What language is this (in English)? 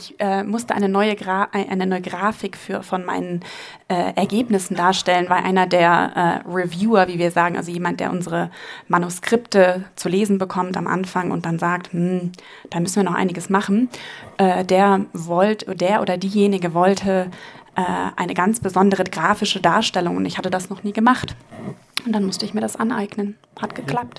German